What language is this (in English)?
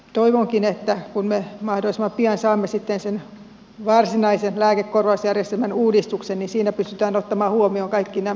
Finnish